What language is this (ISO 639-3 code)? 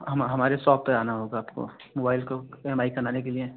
hin